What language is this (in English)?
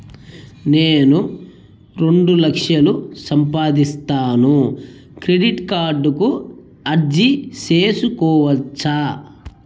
Telugu